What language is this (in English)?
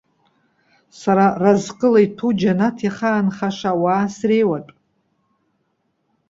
Abkhazian